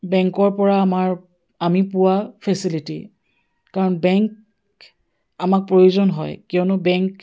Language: Assamese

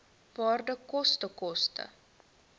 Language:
Afrikaans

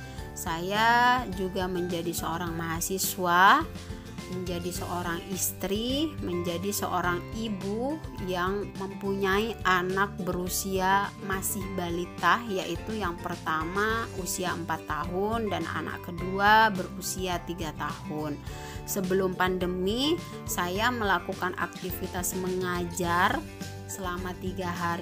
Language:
Indonesian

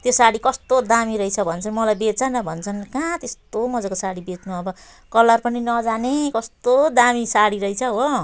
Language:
Nepali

